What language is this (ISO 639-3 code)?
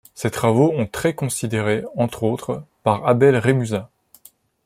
fra